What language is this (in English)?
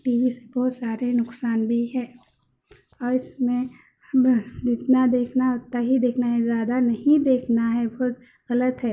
Urdu